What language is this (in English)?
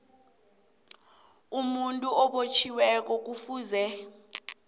South Ndebele